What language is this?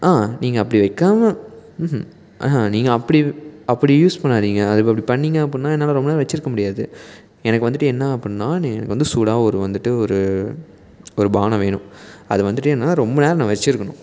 Tamil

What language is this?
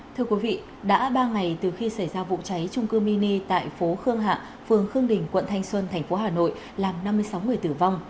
Vietnamese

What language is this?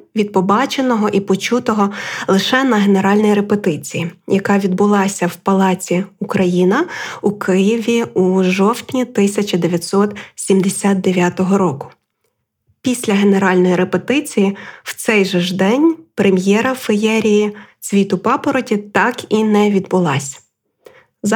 Ukrainian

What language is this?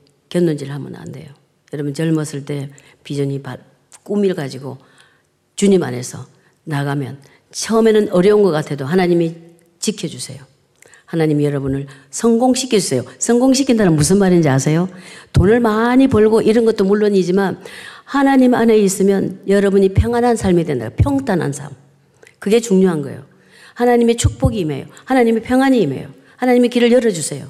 Korean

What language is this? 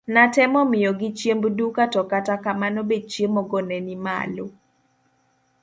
Luo (Kenya and Tanzania)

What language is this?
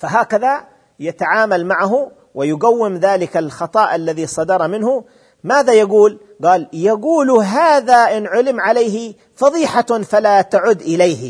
Arabic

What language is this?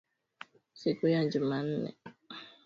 Swahili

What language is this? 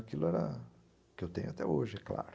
Portuguese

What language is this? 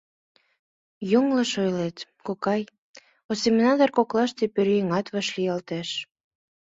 Mari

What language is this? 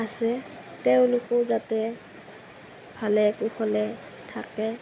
Assamese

